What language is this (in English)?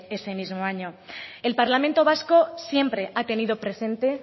Spanish